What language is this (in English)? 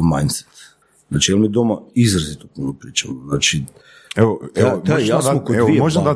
Croatian